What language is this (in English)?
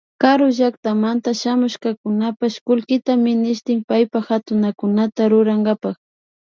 Imbabura Highland Quichua